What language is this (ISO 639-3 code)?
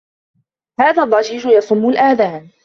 ara